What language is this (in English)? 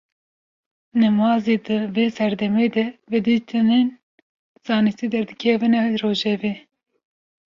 Kurdish